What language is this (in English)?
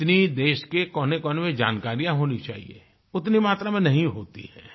Hindi